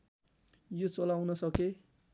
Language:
Nepali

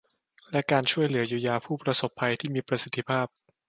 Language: Thai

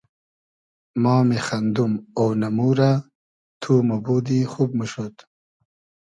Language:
Hazaragi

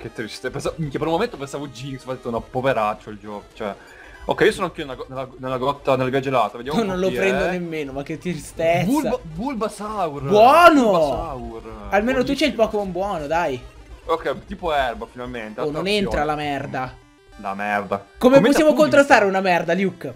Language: Italian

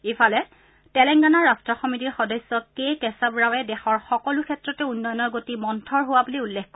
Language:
Assamese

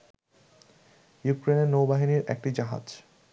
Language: Bangla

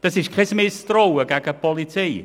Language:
Swiss German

